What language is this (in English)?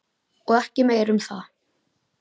Icelandic